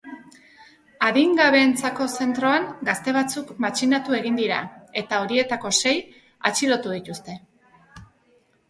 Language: Basque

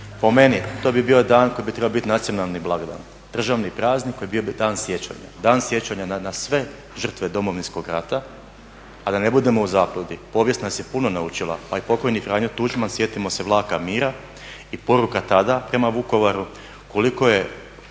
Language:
Croatian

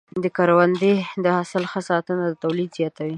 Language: Pashto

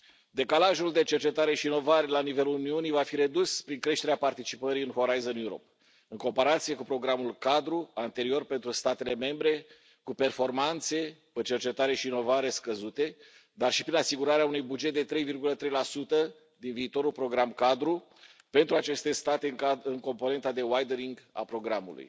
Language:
Romanian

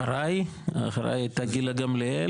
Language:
Hebrew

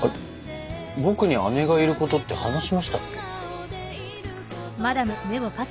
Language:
Japanese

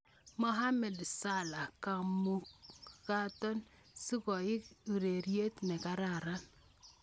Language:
Kalenjin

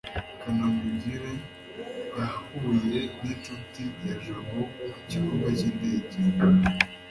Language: Kinyarwanda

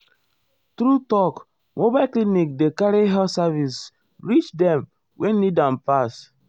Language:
Nigerian Pidgin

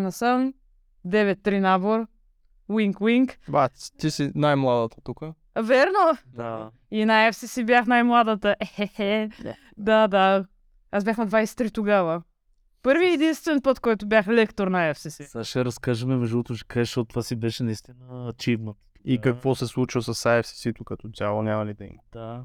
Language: Bulgarian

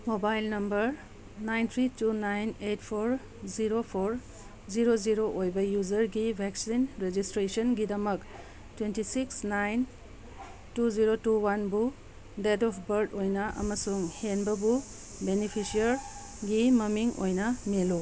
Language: Manipuri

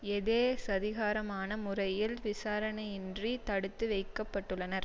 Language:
Tamil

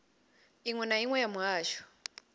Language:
Venda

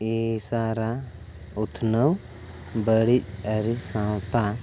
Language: Santali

